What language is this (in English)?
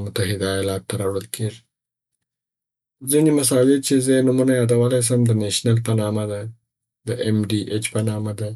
Southern Pashto